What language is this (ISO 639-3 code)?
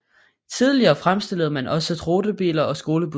dan